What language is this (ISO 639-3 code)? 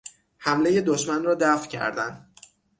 fas